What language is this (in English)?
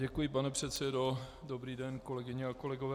Czech